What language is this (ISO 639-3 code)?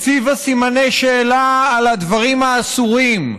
heb